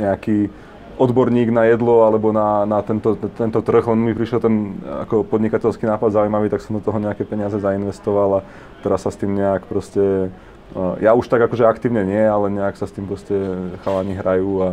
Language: Slovak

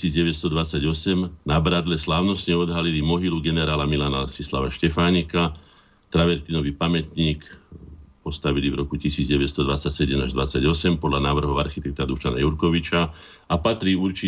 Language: Slovak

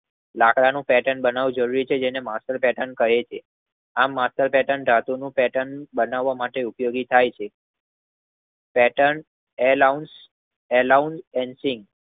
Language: Gujarati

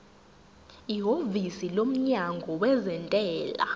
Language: Zulu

